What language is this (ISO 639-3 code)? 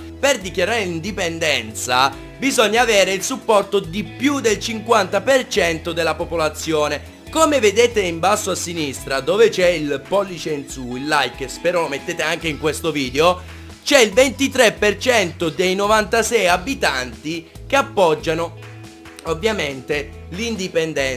ita